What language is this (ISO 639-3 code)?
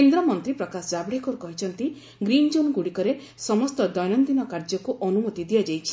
ori